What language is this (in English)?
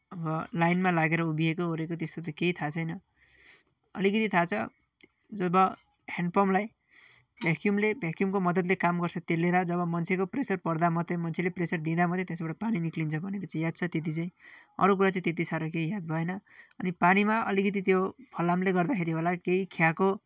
Nepali